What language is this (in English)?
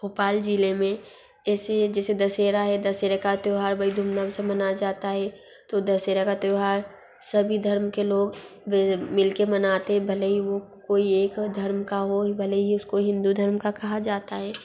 Hindi